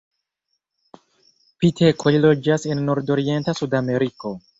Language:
Esperanto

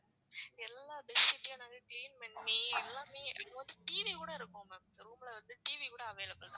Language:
Tamil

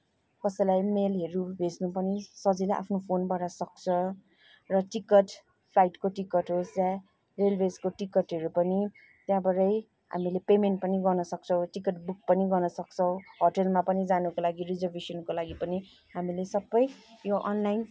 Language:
Nepali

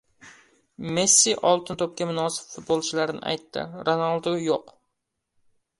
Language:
Uzbek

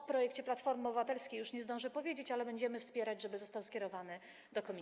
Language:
Polish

